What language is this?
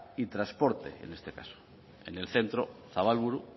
Spanish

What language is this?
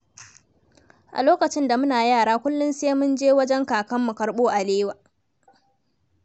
Hausa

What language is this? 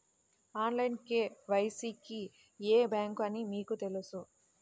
Telugu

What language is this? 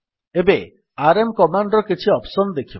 Odia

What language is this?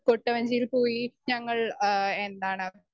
Malayalam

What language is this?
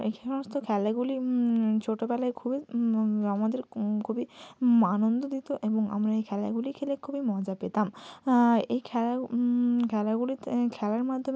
Bangla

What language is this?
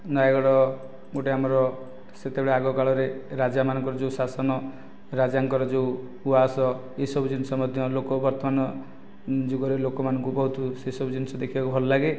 Odia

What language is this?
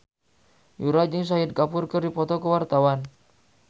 Sundanese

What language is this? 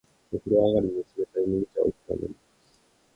Japanese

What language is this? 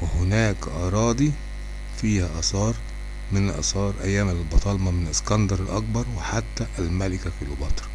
Arabic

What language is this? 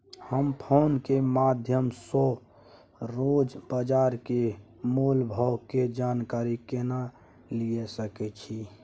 Maithili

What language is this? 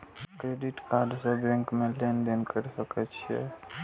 Maithili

